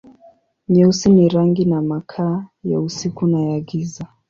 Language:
Swahili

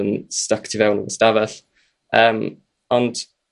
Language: Welsh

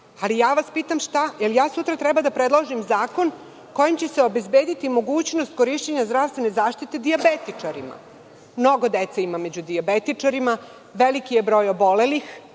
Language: Serbian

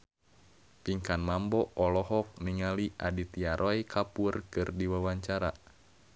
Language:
Sundanese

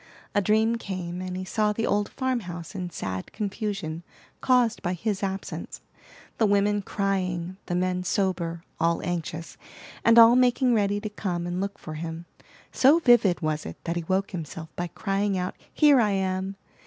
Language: English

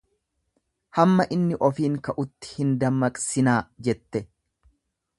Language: Oromo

